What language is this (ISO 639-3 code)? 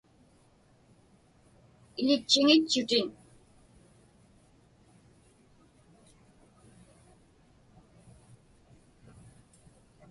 ipk